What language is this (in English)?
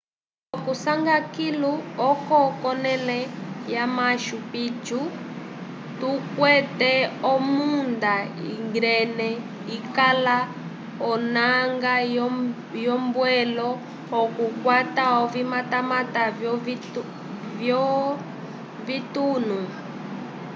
Umbundu